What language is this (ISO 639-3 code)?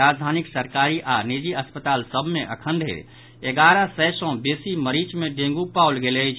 mai